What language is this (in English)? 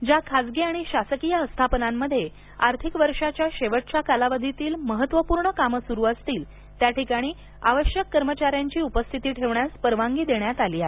Marathi